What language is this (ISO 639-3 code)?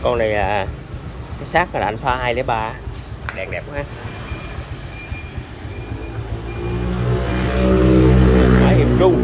vie